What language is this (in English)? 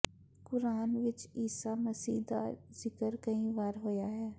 Punjabi